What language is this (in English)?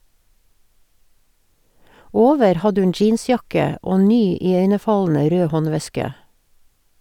Norwegian